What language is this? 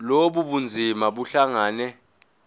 Zulu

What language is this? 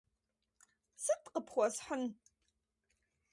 Kabardian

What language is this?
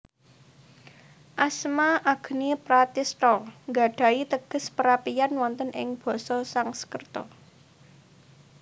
Javanese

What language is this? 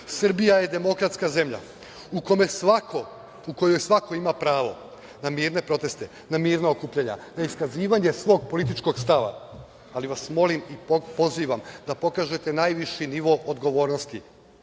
Serbian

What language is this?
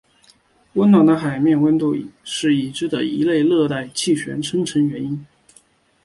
Chinese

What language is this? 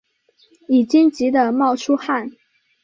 Chinese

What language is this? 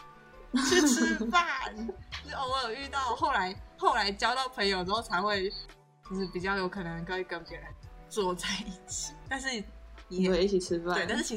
Chinese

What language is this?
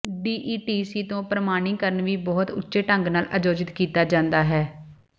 Punjabi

